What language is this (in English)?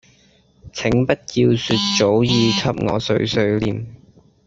Cantonese